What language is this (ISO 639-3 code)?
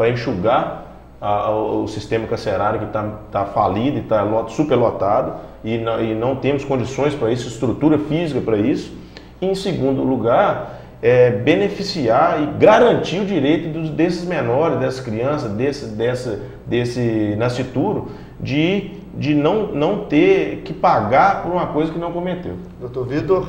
por